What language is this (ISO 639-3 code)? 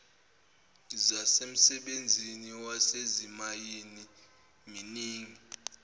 zul